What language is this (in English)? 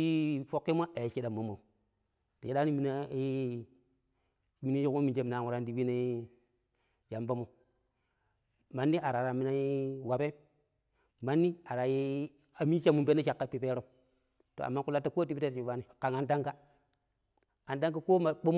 Pero